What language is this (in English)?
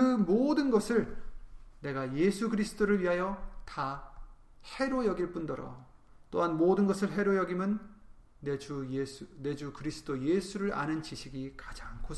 Korean